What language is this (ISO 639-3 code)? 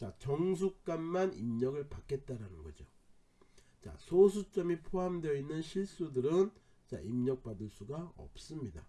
kor